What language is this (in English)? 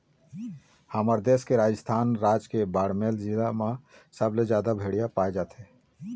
Chhattisgarhi